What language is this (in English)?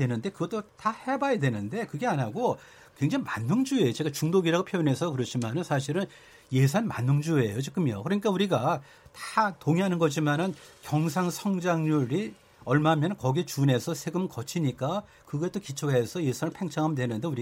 Korean